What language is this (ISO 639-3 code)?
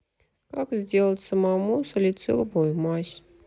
rus